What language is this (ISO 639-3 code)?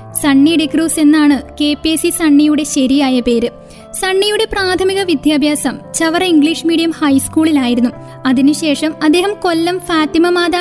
mal